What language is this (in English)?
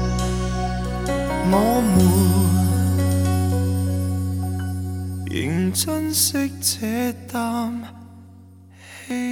Chinese